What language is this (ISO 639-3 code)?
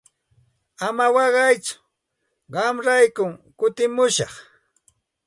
qxt